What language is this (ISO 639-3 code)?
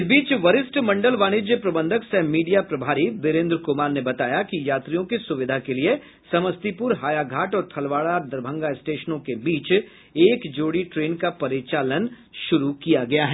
hin